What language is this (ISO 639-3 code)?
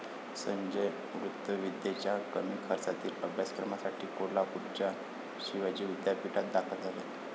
mar